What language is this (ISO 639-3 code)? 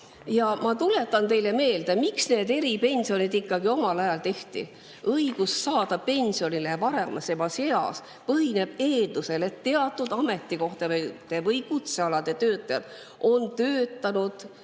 est